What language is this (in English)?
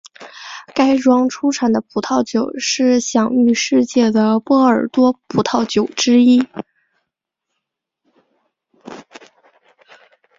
Chinese